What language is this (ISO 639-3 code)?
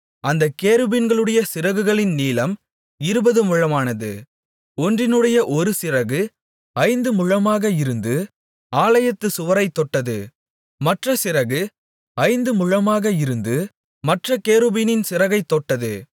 tam